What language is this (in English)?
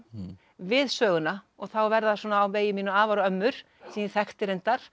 Icelandic